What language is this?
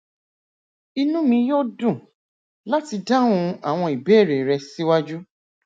Yoruba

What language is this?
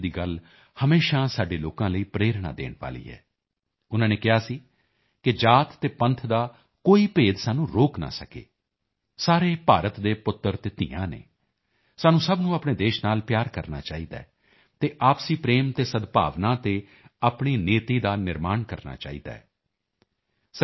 Punjabi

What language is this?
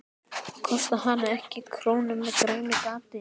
Icelandic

